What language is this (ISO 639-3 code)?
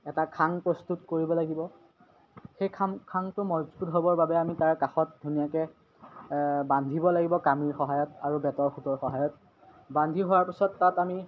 asm